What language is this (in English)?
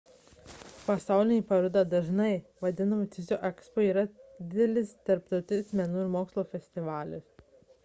Lithuanian